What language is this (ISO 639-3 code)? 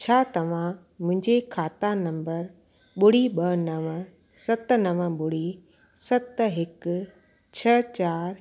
snd